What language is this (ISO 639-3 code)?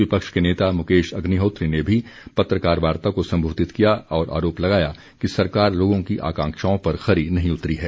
hin